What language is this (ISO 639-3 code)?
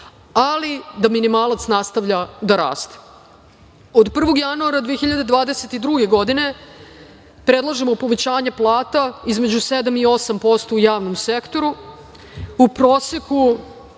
srp